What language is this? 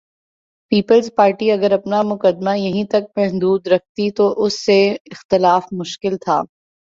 Urdu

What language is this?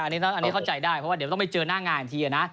Thai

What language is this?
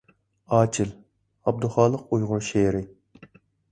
Uyghur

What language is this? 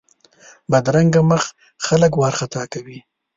Pashto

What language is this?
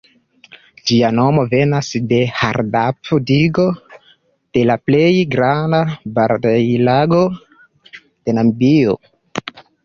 Esperanto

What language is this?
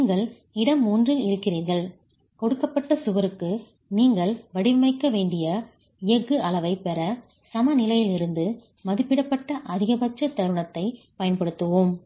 Tamil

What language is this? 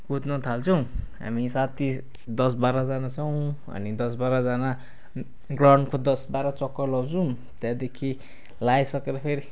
Nepali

